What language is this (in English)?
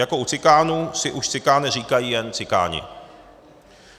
Czech